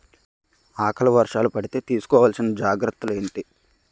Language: Telugu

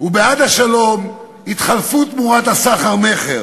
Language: Hebrew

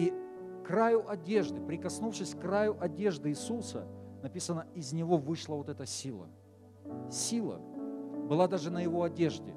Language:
Russian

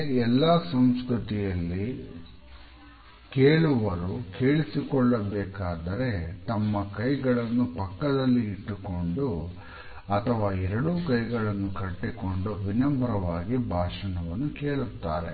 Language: Kannada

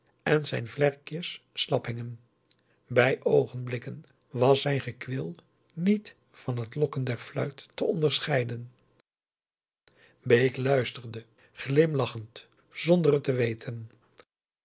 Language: Dutch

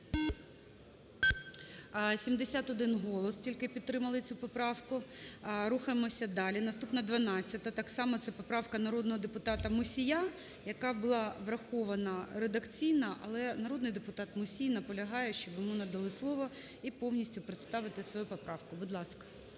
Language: Ukrainian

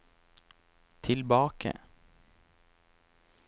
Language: Norwegian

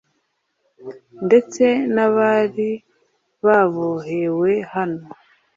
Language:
Kinyarwanda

